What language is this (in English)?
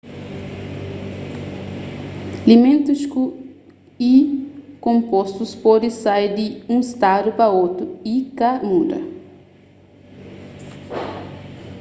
Kabuverdianu